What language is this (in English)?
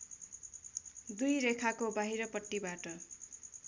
Nepali